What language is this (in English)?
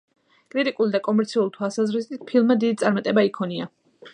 Georgian